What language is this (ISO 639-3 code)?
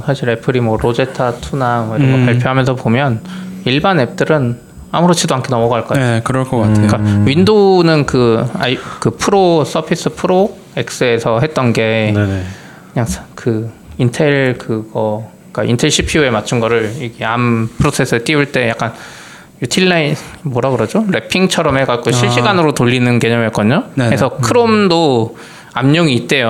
kor